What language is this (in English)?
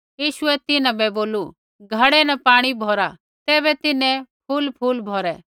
Kullu Pahari